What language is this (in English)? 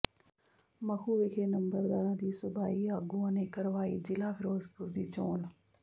Punjabi